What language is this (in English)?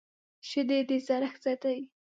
Pashto